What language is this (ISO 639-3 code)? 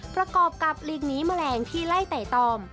tha